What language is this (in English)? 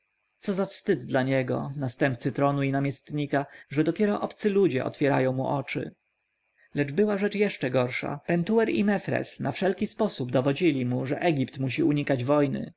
Polish